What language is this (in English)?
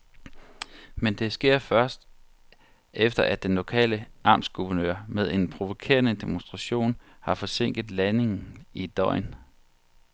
Danish